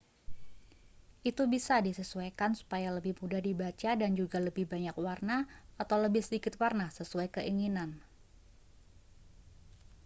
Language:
Indonesian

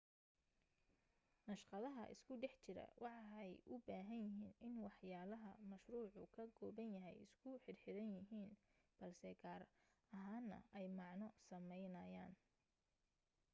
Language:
Somali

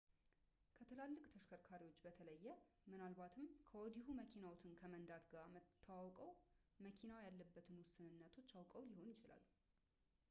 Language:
Amharic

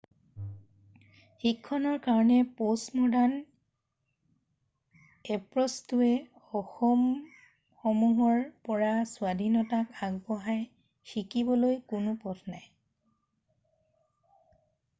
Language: Assamese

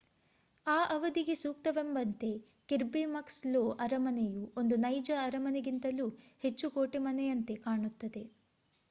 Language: Kannada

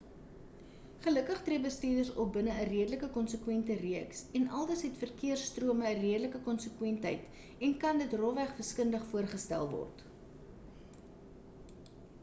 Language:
Afrikaans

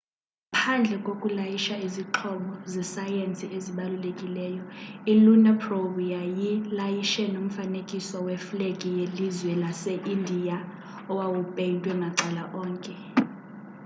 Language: Xhosa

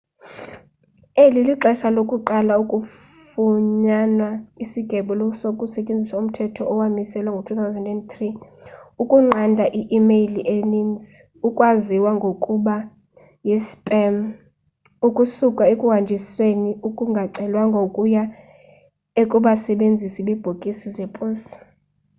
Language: Xhosa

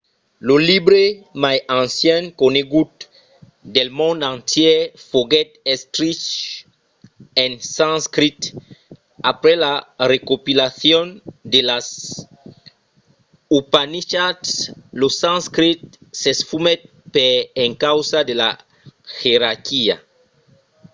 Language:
Occitan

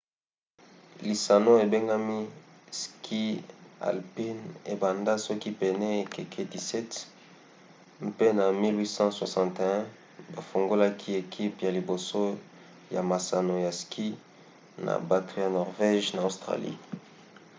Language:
Lingala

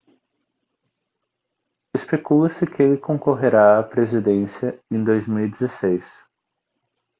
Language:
Portuguese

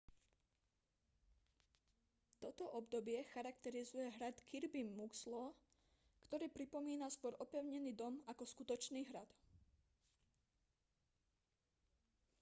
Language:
Slovak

